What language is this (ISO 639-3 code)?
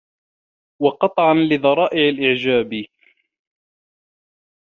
ara